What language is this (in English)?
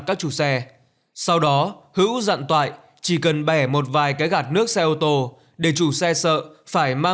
Vietnamese